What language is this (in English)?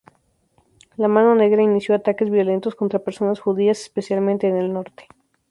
Spanish